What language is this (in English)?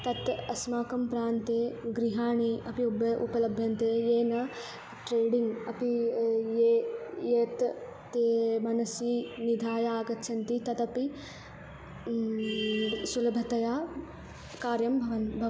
Sanskrit